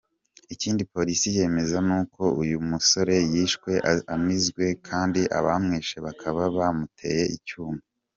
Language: Kinyarwanda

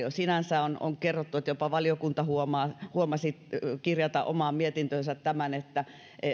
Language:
Finnish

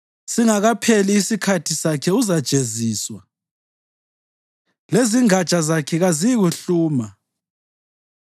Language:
North Ndebele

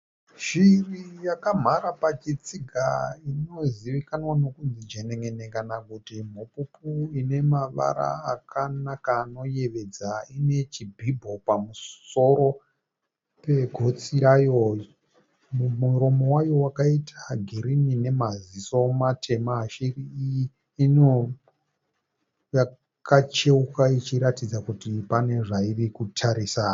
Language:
Shona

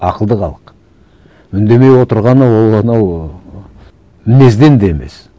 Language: Kazakh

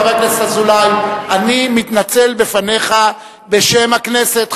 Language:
Hebrew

